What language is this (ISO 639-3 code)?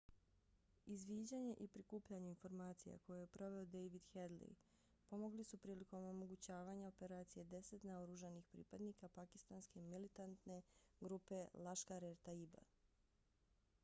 bos